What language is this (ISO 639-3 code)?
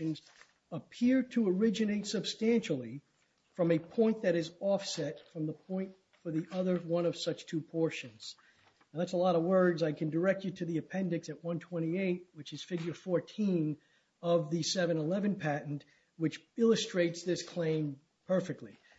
eng